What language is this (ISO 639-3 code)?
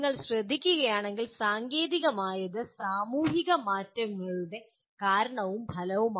mal